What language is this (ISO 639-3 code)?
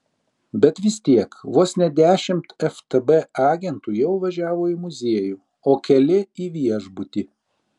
lit